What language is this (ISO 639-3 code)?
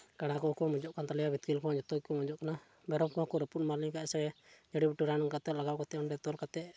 sat